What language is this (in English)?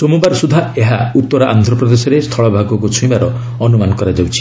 Odia